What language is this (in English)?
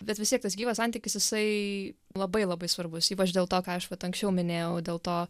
Lithuanian